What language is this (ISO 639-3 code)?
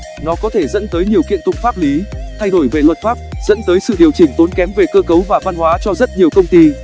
vie